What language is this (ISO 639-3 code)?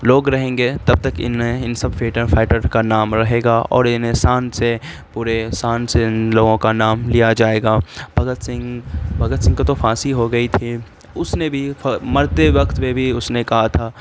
urd